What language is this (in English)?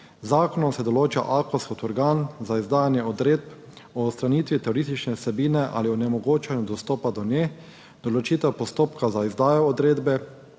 Slovenian